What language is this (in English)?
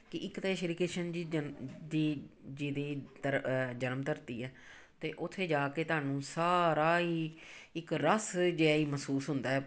Punjabi